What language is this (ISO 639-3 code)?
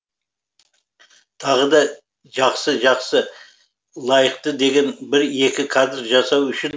kaz